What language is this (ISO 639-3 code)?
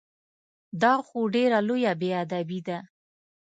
pus